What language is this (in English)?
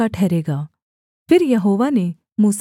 Hindi